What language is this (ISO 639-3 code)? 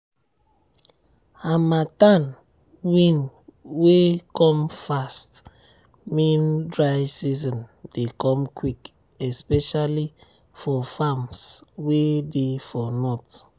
pcm